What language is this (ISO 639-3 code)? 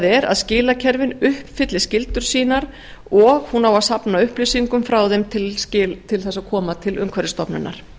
isl